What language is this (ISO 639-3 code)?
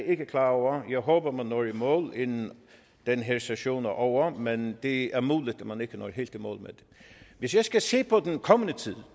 dan